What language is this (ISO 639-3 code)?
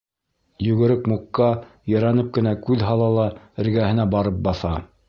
bak